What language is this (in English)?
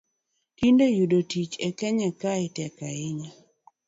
Luo (Kenya and Tanzania)